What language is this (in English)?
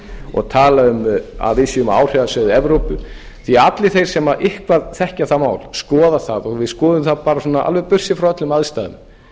Icelandic